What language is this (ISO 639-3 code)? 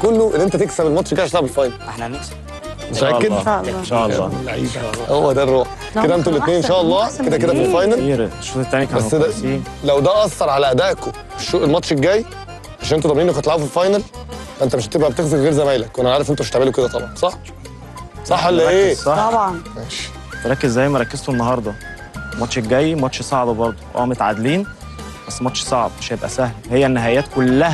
ara